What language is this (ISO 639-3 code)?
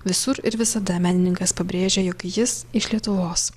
lit